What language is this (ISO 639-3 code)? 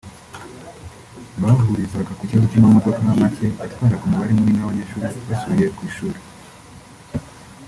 kin